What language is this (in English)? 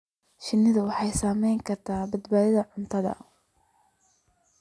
Somali